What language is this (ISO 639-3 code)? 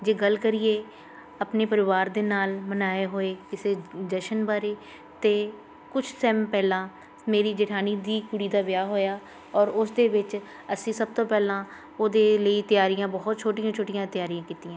pan